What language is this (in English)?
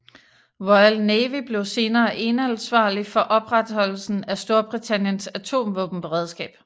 Danish